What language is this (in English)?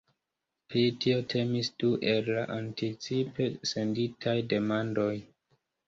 Esperanto